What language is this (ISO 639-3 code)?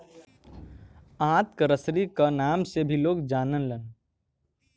bho